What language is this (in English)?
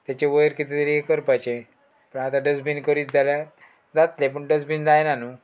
Konkani